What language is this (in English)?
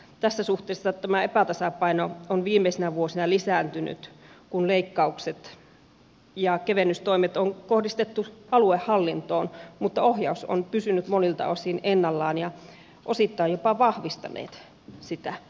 Finnish